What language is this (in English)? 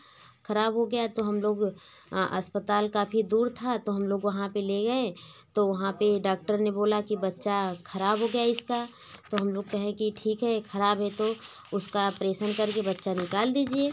Hindi